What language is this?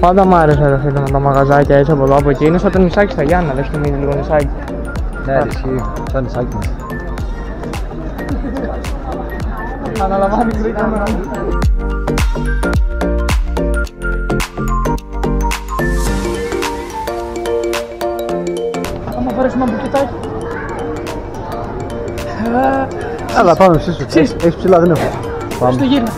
Greek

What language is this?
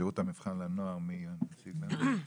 Hebrew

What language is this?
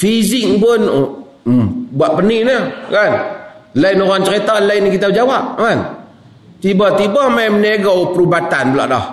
Malay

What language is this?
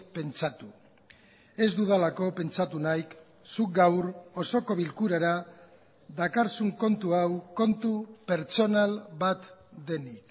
Basque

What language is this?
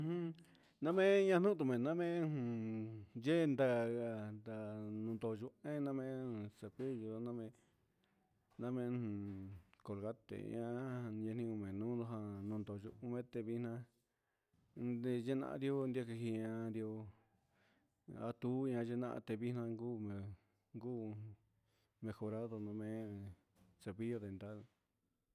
Huitepec Mixtec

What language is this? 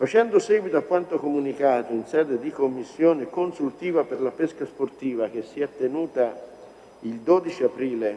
Italian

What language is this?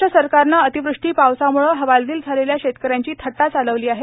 Marathi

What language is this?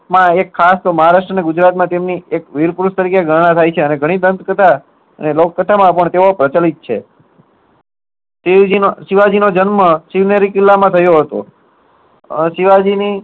Gujarati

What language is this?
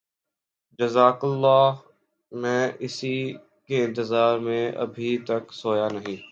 Urdu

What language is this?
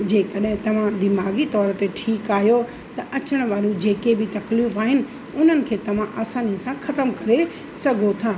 Sindhi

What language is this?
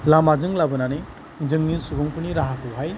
Bodo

